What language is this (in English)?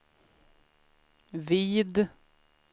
Swedish